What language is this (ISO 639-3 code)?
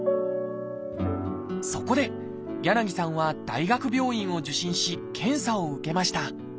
jpn